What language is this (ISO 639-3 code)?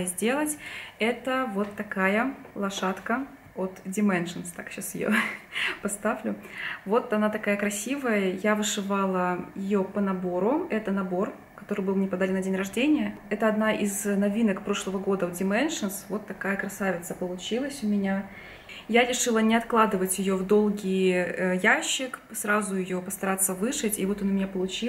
rus